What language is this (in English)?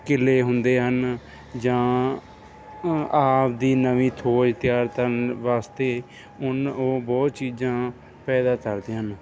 Punjabi